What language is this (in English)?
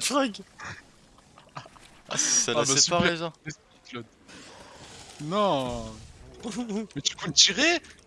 French